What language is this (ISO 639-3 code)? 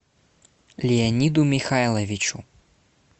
rus